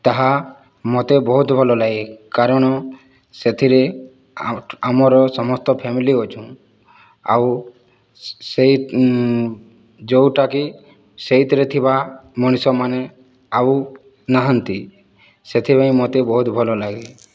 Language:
Odia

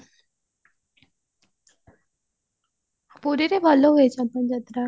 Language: Odia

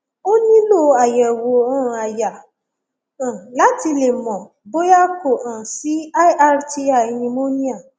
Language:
Yoruba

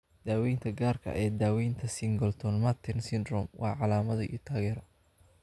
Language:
Somali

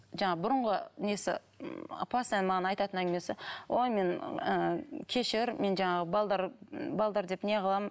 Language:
Kazakh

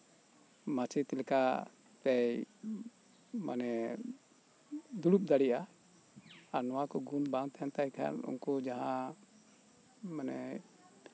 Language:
Santali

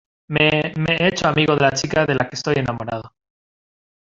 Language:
Spanish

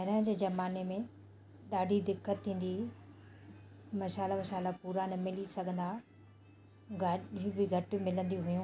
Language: Sindhi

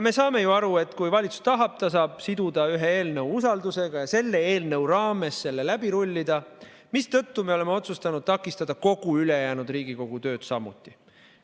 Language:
Estonian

